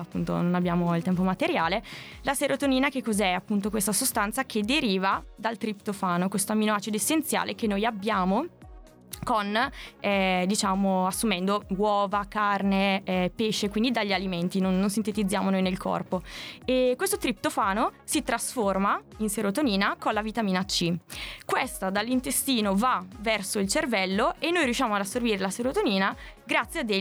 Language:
Italian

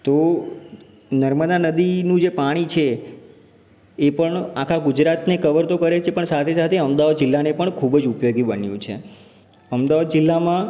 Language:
Gujarati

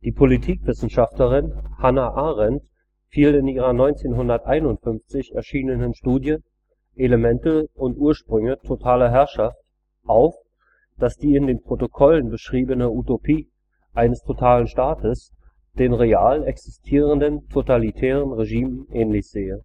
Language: German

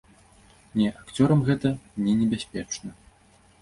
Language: Belarusian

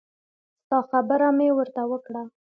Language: Pashto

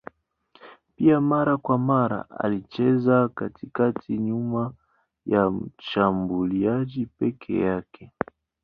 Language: Swahili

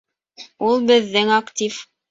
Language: Bashkir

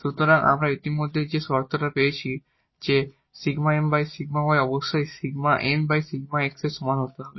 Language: Bangla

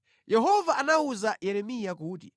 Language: Nyanja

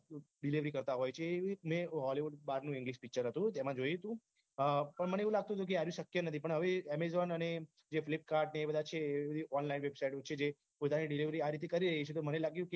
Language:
Gujarati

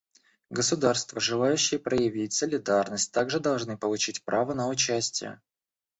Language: Russian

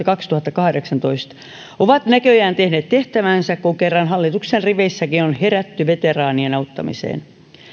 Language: Finnish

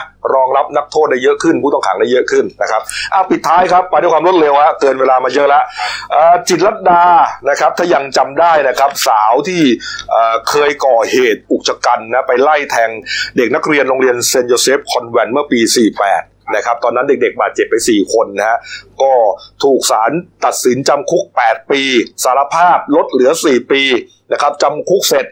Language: Thai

